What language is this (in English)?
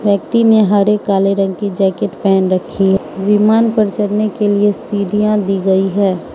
Hindi